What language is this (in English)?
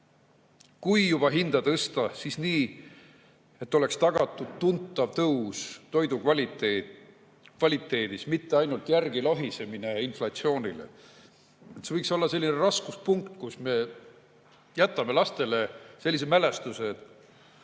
Estonian